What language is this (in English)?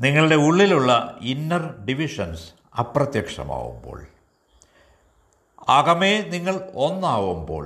Malayalam